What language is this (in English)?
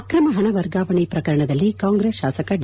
Kannada